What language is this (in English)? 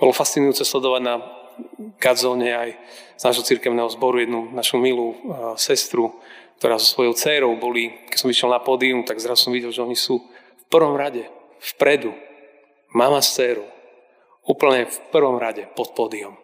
Slovak